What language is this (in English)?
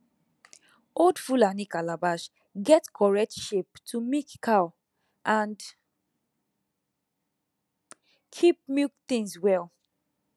Nigerian Pidgin